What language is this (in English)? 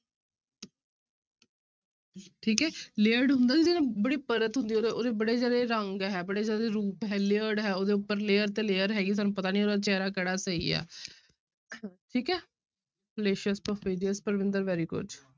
Punjabi